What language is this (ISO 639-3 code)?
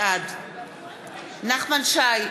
heb